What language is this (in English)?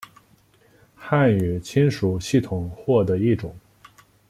Chinese